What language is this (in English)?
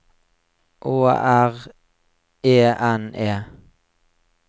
Norwegian